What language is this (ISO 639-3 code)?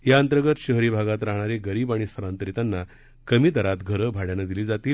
mar